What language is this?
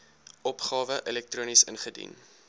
Afrikaans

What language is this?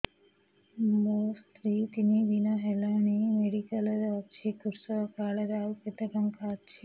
Odia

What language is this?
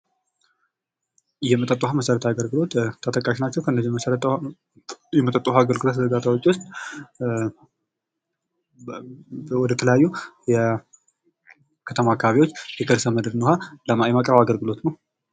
Amharic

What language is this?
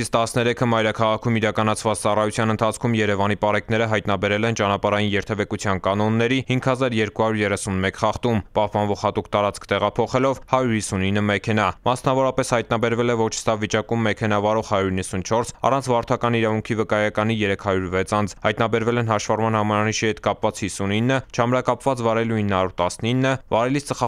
Romanian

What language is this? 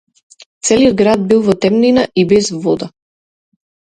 Macedonian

